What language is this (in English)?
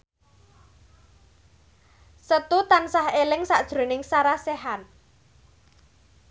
Javanese